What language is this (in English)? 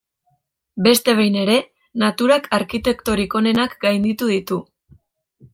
Basque